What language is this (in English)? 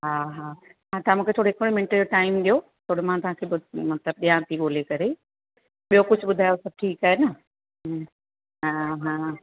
Sindhi